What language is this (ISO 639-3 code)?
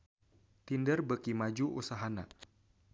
sun